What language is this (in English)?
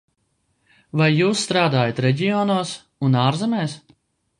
Latvian